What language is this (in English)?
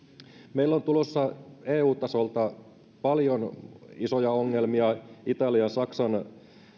Finnish